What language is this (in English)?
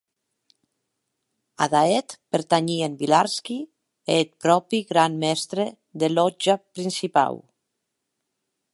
Occitan